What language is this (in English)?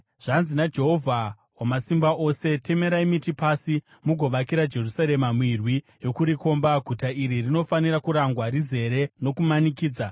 Shona